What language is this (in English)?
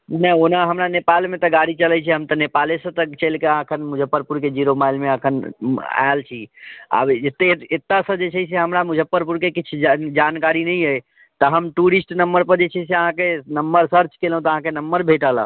Maithili